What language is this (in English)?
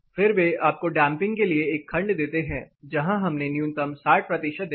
Hindi